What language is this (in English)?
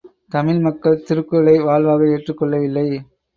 Tamil